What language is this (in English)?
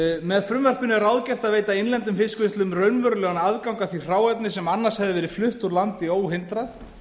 Icelandic